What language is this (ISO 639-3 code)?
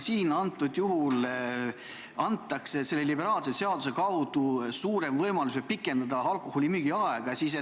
est